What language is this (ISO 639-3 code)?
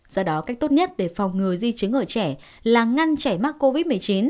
vie